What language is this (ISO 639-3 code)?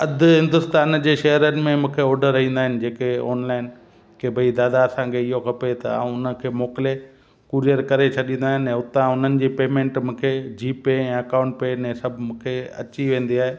snd